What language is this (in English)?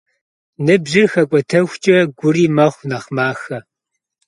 Kabardian